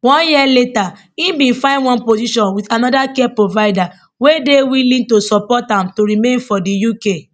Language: Nigerian Pidgin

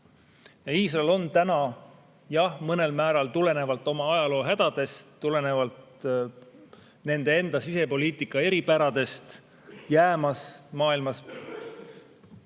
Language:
Estonian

